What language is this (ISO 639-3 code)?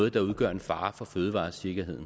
dan